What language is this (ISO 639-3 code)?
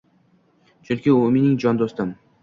uzb